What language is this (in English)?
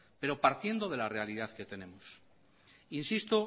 Spanish